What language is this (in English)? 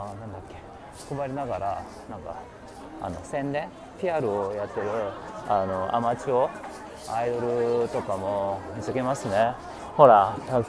Korean